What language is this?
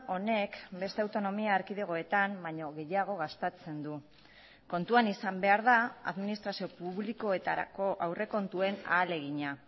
Basque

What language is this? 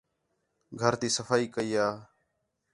Khetrani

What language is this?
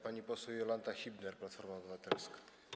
Polish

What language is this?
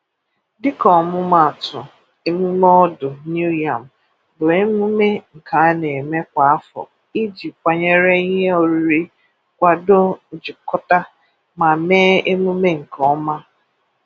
Igbo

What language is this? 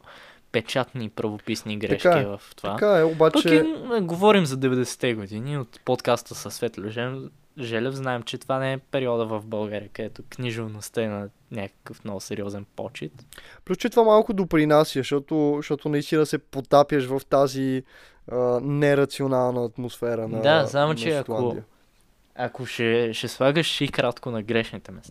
Bulgarian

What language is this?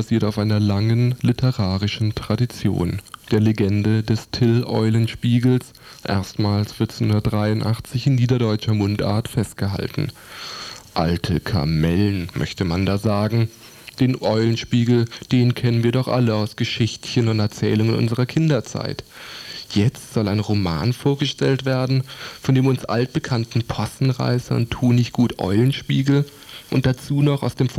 German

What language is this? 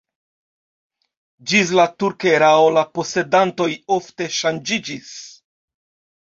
Esperanto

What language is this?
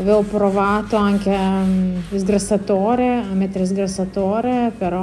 Italian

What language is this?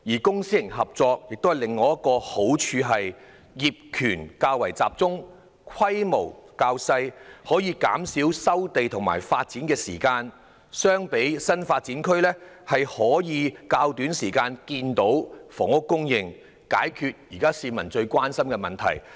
Cantonese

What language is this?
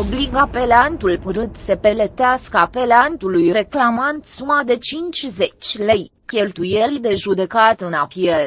Romanian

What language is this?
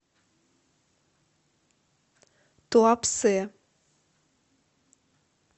Russian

